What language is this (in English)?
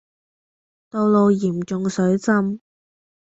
Cantonese